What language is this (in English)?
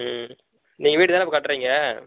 Tamil